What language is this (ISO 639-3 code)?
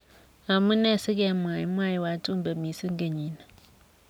kln